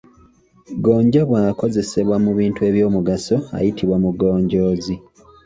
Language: Ganda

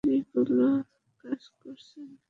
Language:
Bangla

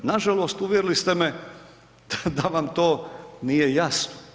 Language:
Croatian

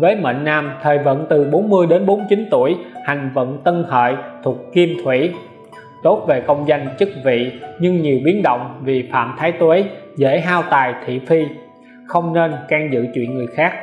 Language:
Vietnamese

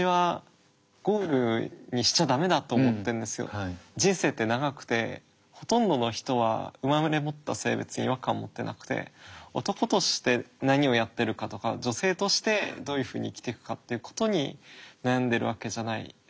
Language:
Japanese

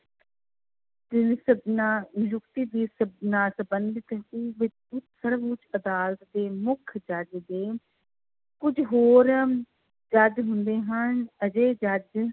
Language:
Punjabi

